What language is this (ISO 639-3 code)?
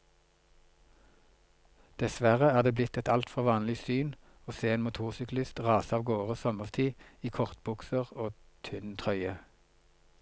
nor